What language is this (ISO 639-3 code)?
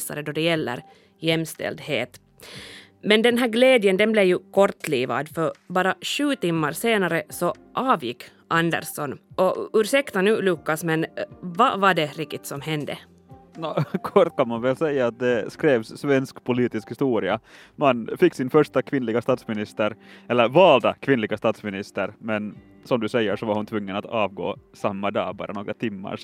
swe